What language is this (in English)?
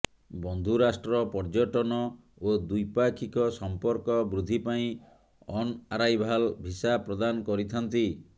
Odia